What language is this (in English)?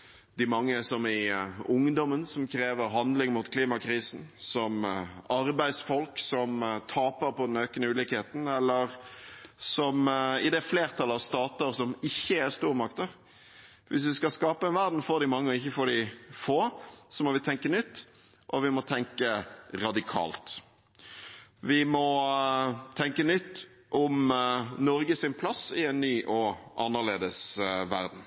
Norwegian Bokmål